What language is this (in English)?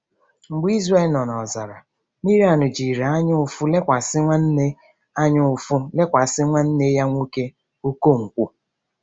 Igbo